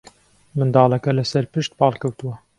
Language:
Central Kurdish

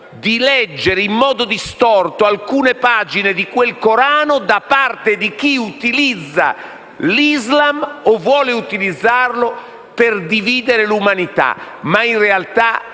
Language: Italian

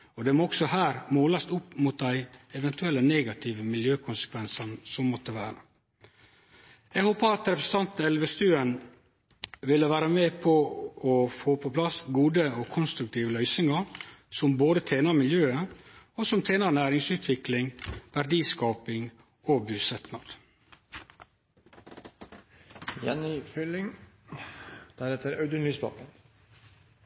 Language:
Norwegian Nynorsk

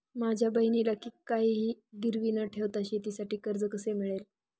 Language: Marathi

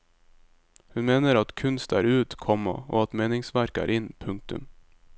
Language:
Norwegian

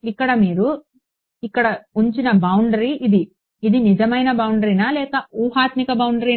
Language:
Telugu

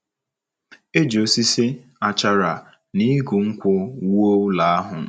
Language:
Igbo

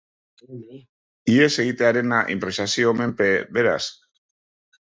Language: Basque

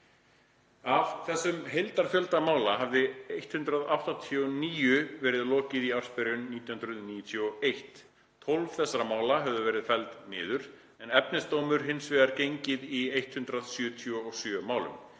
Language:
Icelandic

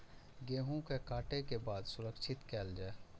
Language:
Maithili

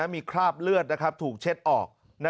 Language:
Thai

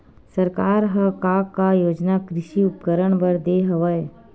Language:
Chhattisgarhi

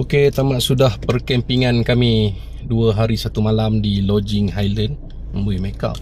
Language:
Malay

